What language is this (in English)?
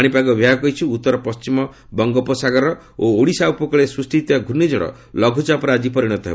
Odia